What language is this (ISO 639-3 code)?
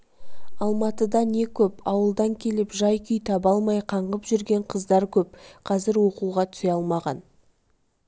kaz